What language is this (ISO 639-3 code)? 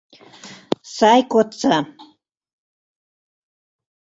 chm